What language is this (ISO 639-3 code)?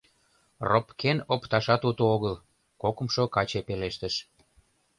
chm